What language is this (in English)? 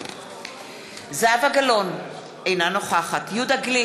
Hebrew